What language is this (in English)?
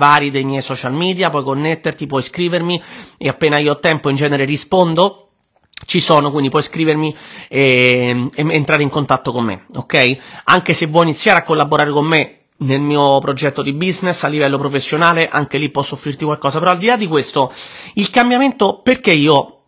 Italian